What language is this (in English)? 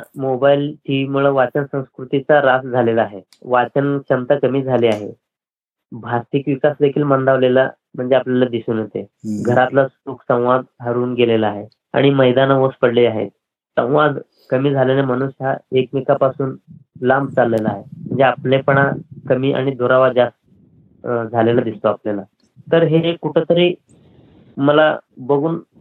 Marathi